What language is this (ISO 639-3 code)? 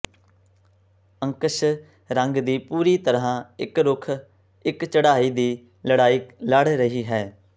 pan